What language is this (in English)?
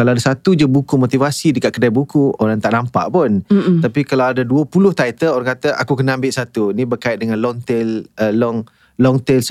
Malay